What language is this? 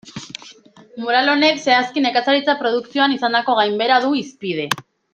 Basque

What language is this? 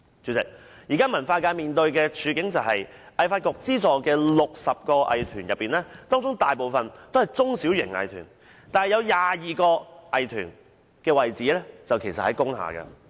Cantonese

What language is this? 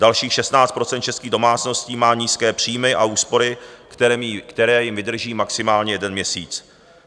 Czech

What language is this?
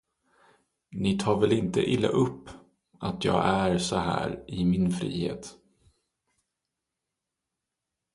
Swedish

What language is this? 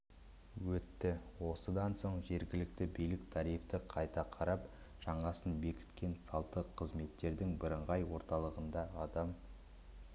Kazakh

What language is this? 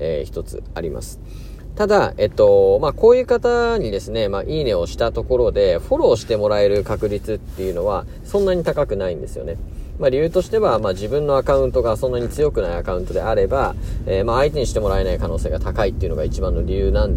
Japanese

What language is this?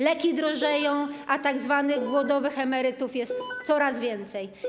Polish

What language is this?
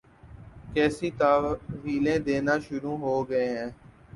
Urdu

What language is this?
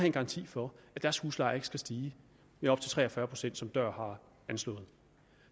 Danish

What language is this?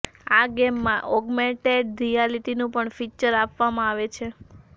Gujarati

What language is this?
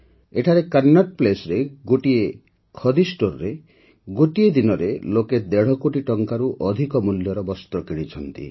Odia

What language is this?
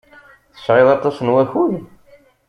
Kabyle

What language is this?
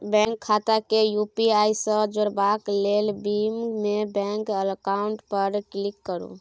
Maithili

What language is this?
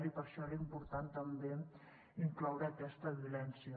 Catalan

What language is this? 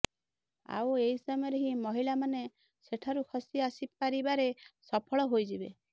Odia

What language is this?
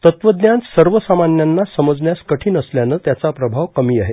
Marathi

